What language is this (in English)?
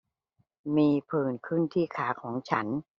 Thai